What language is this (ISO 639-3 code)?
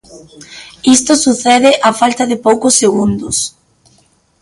glg